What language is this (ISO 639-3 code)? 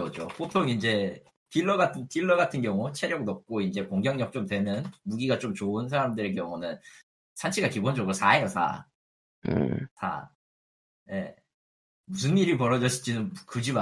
kor